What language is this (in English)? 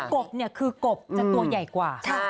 Thai